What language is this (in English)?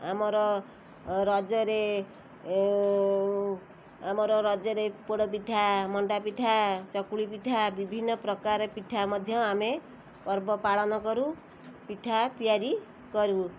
Odia